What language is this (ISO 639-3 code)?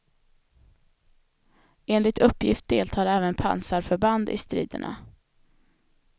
swe